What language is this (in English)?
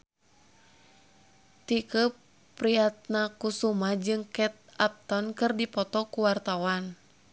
Sundanese